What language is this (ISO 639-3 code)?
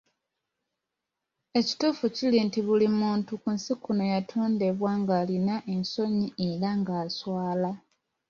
lug